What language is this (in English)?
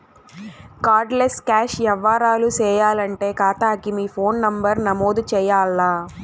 Telugu